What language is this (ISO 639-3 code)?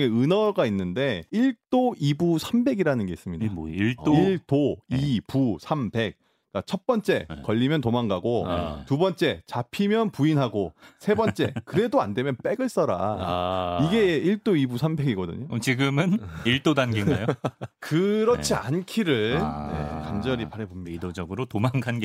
kor